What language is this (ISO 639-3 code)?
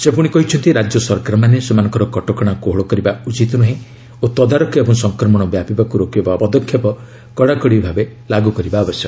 ori